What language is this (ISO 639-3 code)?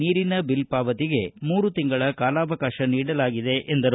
kan